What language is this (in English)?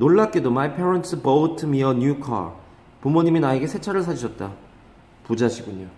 Korean